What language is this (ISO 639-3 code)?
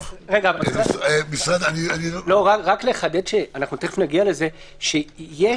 heb